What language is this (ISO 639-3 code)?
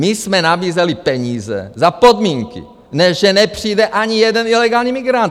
ces